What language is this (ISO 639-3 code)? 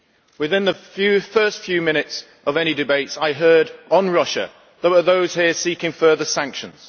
eng